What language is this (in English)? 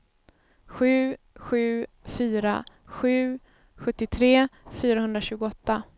Swedish